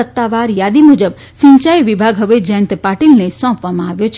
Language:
Gujarati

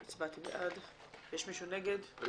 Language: Hebrew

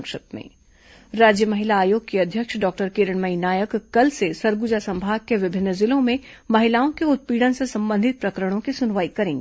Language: Hindi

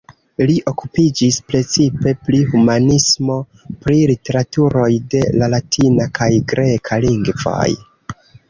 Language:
Esperanto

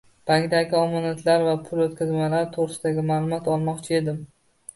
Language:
Uzbek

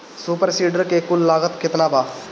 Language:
Bhojpuri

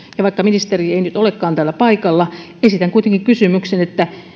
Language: Finnish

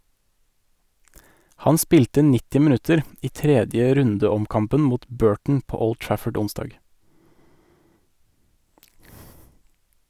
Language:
Norwegian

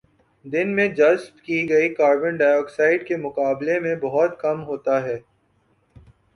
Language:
Urdu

